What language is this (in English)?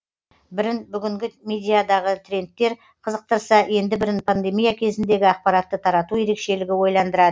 Kazakh